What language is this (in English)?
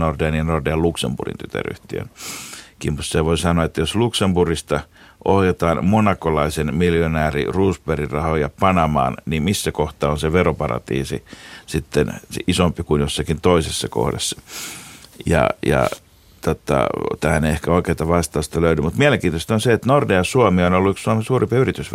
Finnish